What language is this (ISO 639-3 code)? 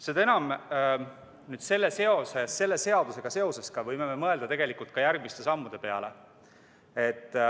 est